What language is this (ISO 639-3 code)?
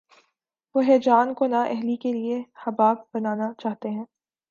urd